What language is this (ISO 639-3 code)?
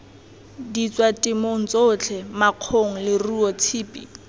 tsn